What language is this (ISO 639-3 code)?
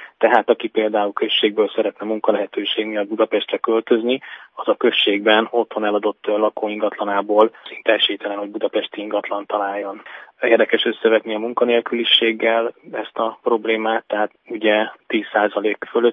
hun